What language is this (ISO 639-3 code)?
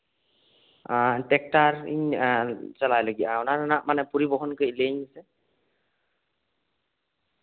sat